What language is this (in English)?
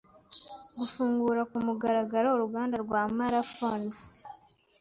Kinyarwanda